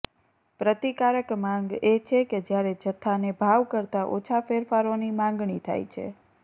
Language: Gujarati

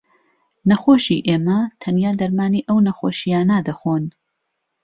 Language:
Central Kurdish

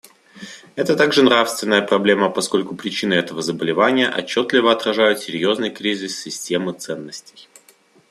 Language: Russian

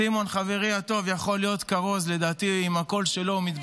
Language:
Hebrew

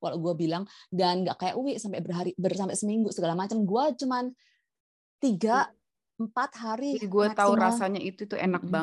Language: Indonesian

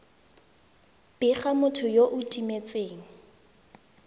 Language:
Tswana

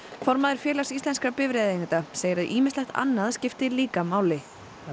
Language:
Icelandic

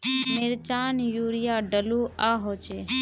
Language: Magahi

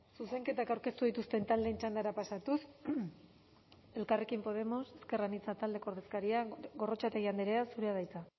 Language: Basque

